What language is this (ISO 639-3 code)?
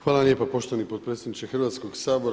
hrv